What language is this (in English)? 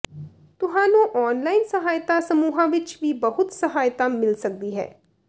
Punjabi